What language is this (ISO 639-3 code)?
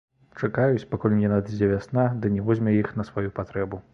bel